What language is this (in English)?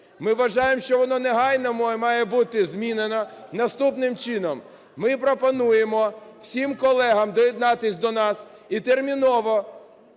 Ukrainian